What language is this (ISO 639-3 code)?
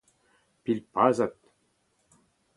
bre